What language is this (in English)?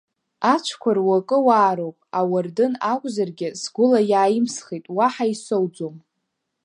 Abkhazian